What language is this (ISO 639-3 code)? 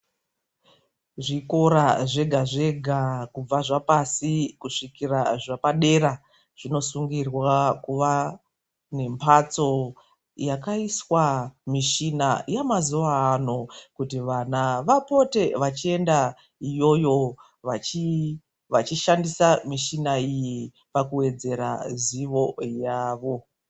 ndc